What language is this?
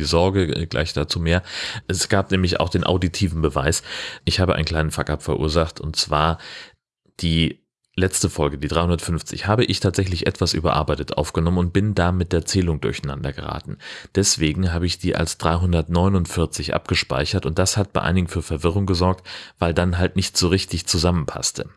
German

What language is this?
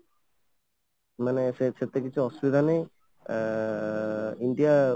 Odia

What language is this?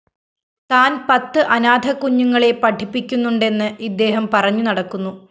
Malayalam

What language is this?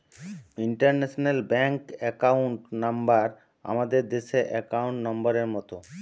Bangla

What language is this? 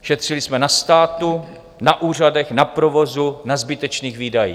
Czech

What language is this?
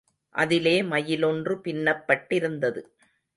Tamil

